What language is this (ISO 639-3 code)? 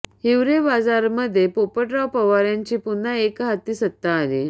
mar